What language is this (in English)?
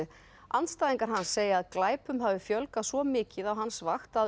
Icelandic